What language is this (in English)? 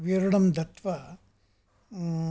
Sanskrit